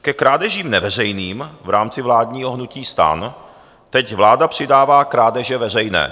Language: Czech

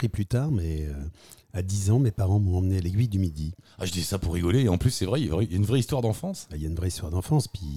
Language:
French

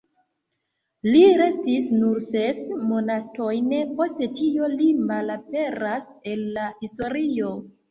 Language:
Esperanto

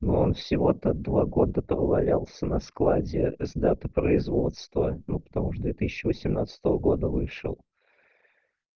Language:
Russian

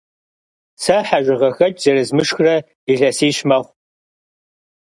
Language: Kabardian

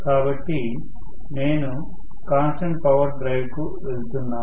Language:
Telugu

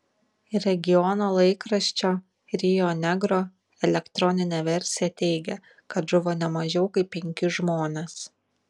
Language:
Lithuanian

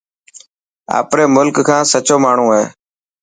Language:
Dhatki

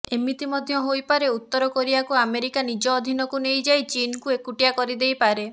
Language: Odia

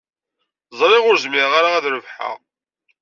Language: Kabyle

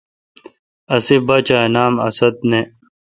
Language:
Kalkoti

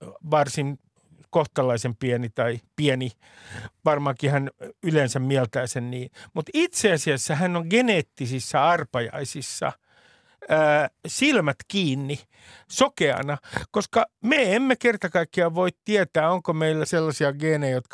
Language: Finnish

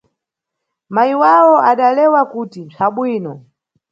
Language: Nyungwe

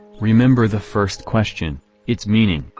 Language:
English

